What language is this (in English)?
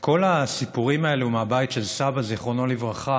Hebrew